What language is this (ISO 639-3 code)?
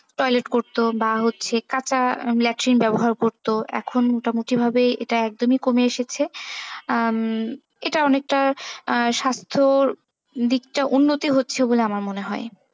ben